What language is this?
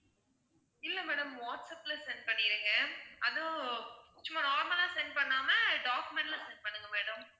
Tamil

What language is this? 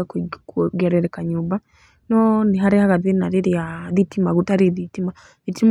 Kikuyu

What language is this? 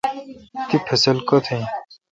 Kalkoti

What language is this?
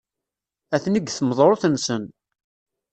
Kabyle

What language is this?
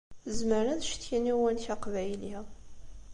Kabyle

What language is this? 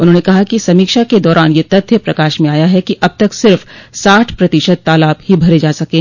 Hindi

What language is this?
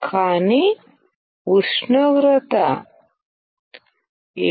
Telugu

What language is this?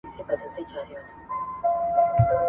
Pashto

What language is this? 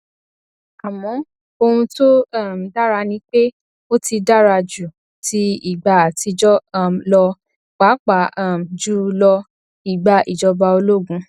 Yoruba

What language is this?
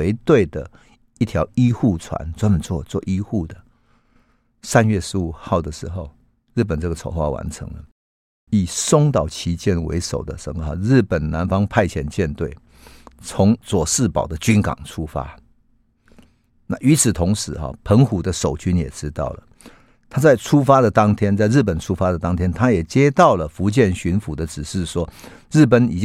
Chinese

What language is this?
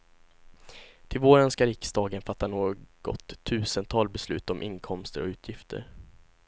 Swedish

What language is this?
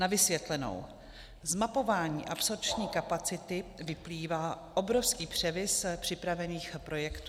Czech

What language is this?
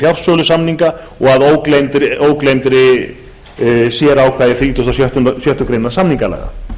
Icelandic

